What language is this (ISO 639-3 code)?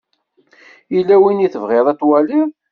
kab